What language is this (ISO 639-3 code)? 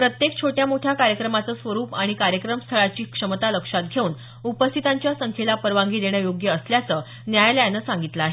mar